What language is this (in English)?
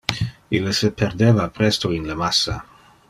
Interlingua